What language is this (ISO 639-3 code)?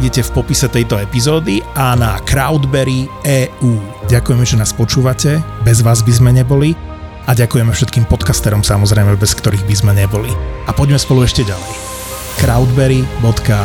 slk